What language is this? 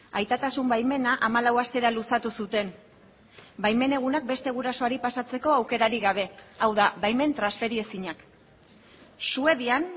Basque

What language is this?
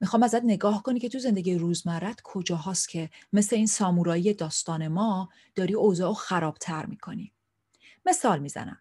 Persian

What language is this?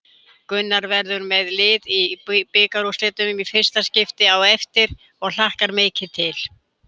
Icelandic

